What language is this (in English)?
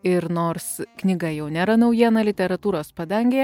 Lithuanian